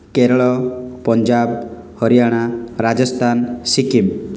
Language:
Odia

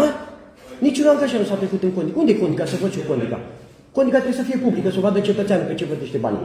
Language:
Romanian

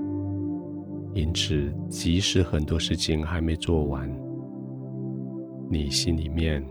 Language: Chinese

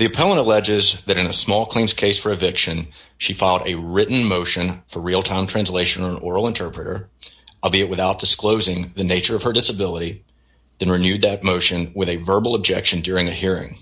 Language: English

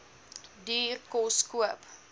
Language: Afrikaans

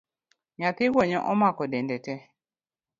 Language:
Luo (Kenya and Tanzania)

